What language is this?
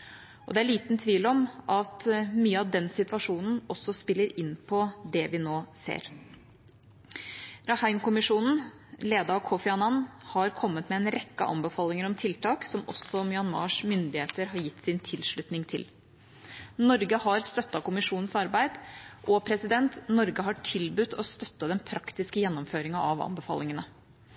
Norwegian Bokmål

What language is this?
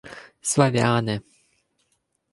Ukrainian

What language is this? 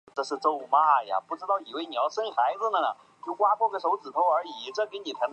Chinese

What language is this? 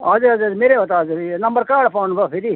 Nepali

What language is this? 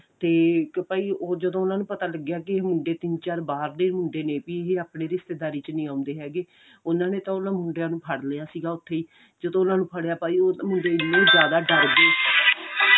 Punjabi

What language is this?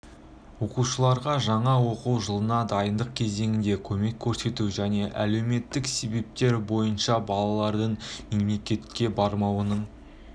Kazakh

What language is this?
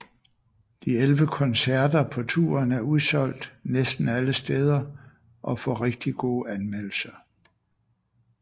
Danish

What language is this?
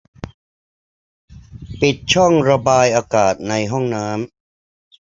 Thai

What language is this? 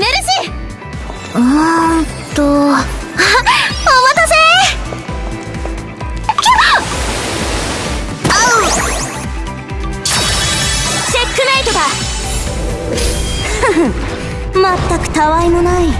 Japanese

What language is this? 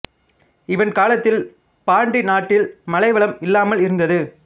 Tamil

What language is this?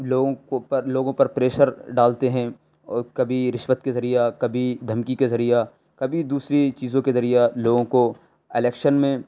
Urdu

